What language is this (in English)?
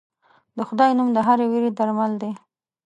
Pashto